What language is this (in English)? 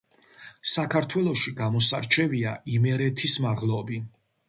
Georgian